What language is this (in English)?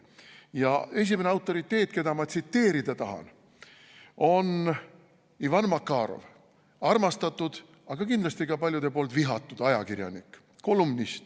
Estonian